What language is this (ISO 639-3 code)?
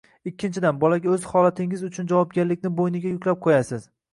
uzb